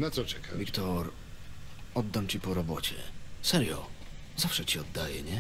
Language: Polish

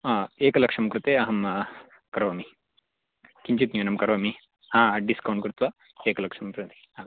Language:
Sanskrit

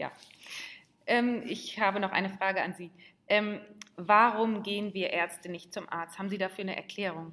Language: German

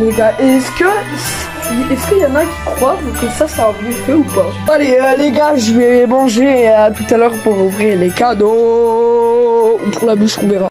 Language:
French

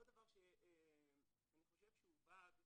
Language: Hebrew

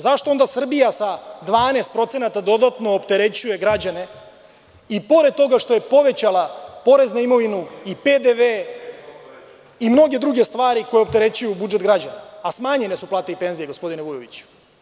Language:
Serbian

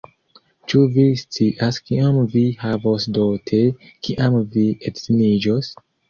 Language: Esperanto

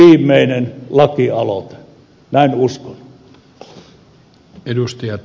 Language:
Finnish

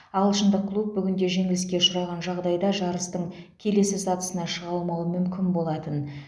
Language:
Kazakh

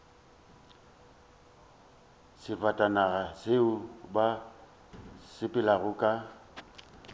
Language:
Northern Sotho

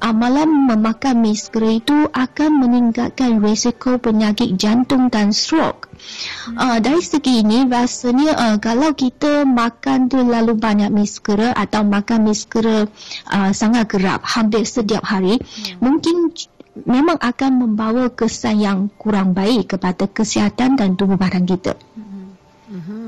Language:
Malay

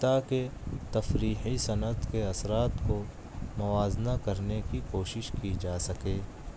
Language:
Urdu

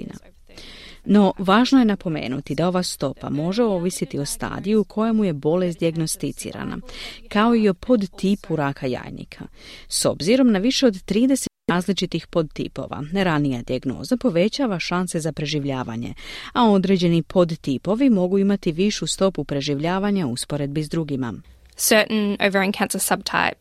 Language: Croatian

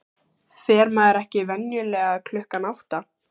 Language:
Icelandic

